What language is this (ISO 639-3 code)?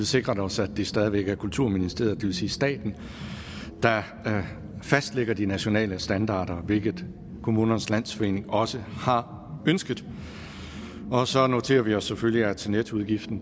dan